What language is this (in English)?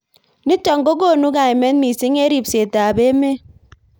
Kalenjin